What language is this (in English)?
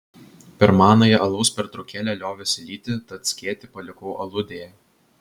Lithuanian